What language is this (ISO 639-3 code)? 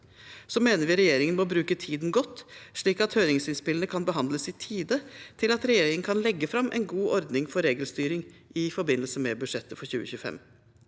nor